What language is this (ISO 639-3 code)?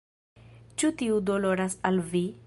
epo